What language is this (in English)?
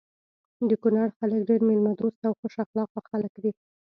Pashto